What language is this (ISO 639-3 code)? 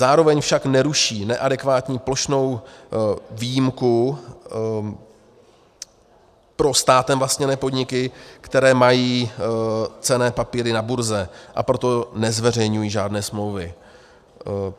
ces